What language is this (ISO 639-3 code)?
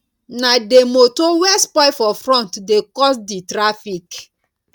pcm